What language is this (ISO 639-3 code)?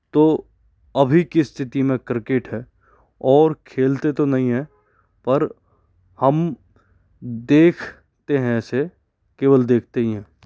hin